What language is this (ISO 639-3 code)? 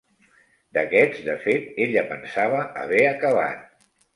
cat